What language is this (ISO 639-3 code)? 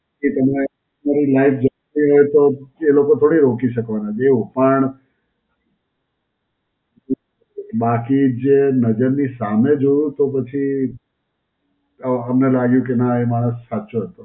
guj